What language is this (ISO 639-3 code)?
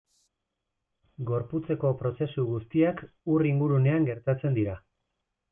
eus